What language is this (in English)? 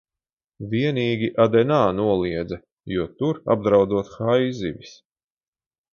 Latvian